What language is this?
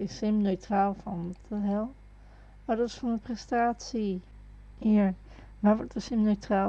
Dutch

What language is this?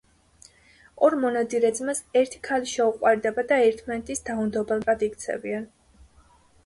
Georgian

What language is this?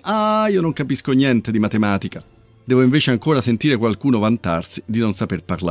Italian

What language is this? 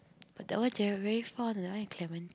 English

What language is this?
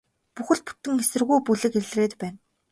Mongolian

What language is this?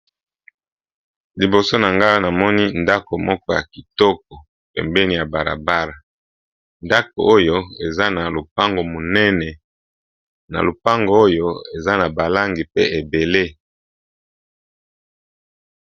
Lingala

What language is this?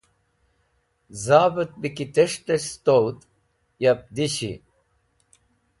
Wakhi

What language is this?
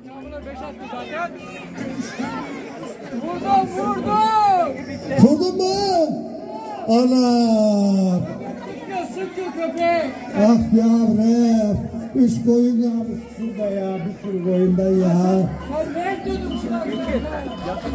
Turkish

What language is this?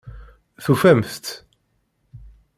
Kabyle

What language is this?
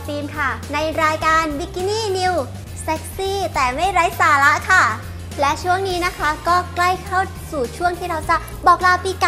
Thai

